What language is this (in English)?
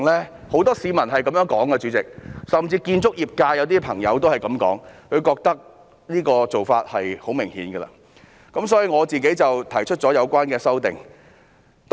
Cantonese